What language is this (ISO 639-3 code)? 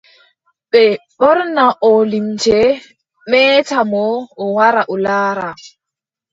fub